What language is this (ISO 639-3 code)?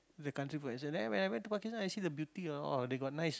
eng